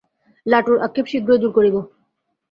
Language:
Bangla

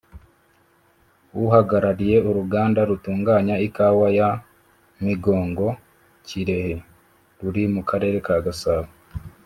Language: Kinyarwanda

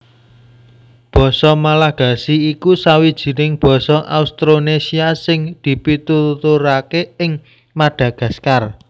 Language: Javanese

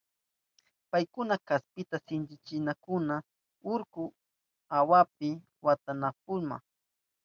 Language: Southern Pastaza Quechua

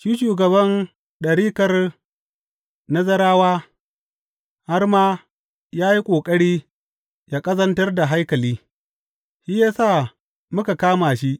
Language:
Hausa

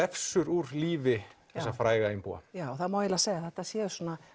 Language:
Icelandic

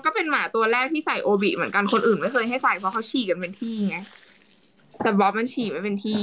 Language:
Thai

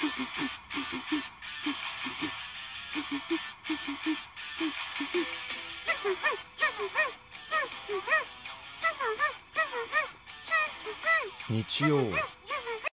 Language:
Japanese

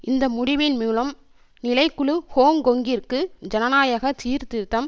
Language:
Tamil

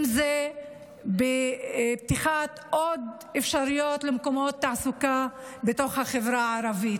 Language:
Hebrew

